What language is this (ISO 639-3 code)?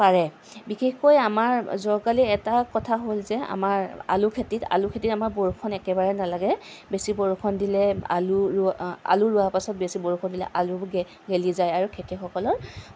asm